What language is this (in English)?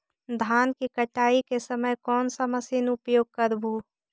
Magahi